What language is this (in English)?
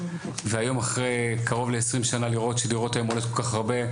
Hebrew